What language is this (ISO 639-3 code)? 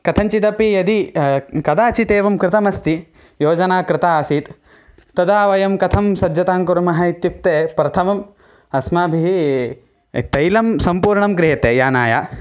san